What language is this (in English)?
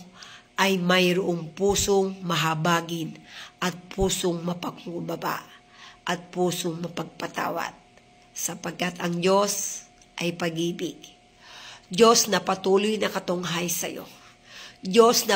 Filipino